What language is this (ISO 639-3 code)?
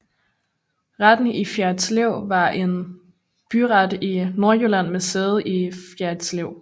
dan